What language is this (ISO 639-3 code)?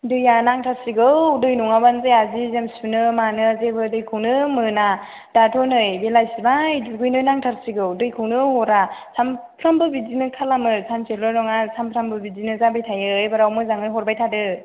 brx